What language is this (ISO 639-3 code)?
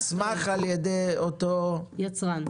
heb